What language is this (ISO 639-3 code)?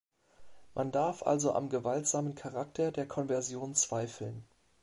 deu